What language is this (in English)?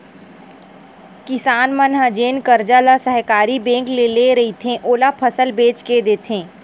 Chhattisgarhi